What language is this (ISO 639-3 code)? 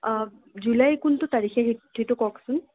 asm